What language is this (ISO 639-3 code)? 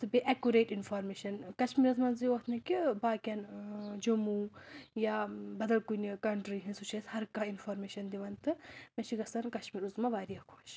kas